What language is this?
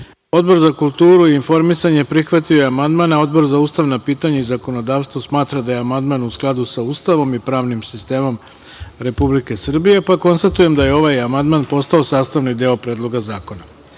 Serbian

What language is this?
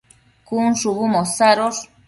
Matsés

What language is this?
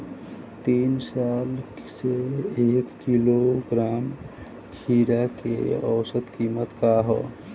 Bhojpuri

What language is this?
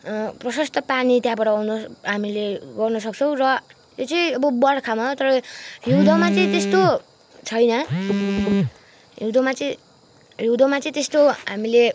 Nepali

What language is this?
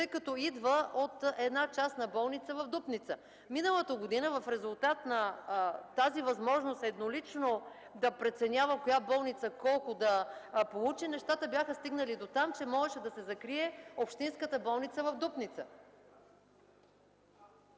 Bulgarian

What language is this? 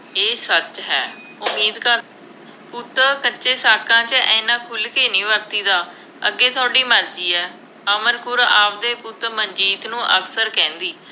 Punjabi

